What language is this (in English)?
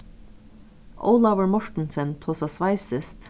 Faroese